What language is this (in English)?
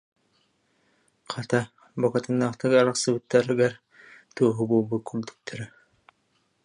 Yakut